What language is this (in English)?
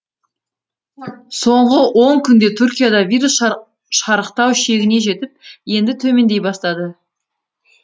Kazakh